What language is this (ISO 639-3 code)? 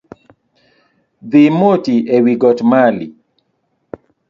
luo